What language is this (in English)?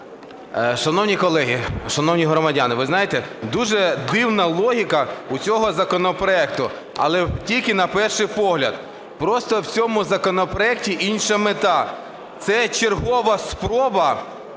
Ukrainian